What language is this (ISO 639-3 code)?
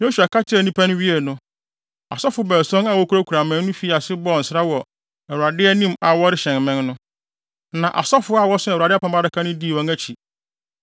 aka